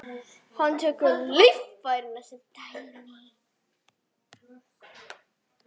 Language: Icelandic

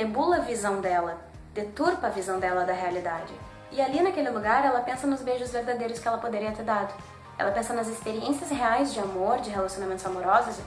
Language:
Portuguese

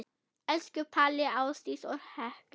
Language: Icelandic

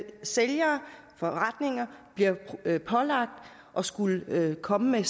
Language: Danish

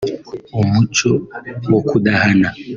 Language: Kinyarwanda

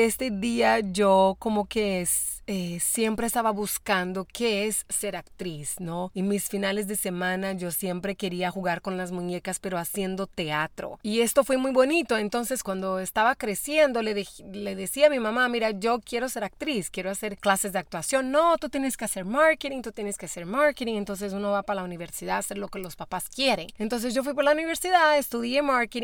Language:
Spanish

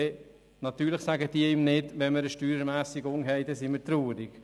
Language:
Swiss German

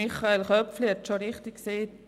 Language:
Swiss German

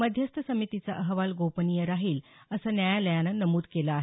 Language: Marathi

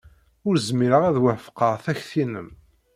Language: Kabyle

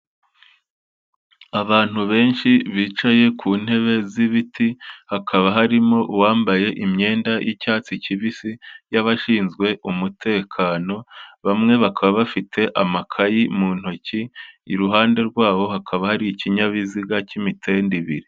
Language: Kinyarwanda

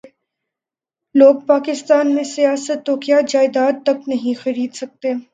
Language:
Urdu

